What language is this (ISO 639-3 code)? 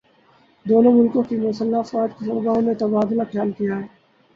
urd